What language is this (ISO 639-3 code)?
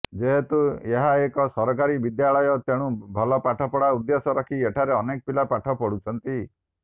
ori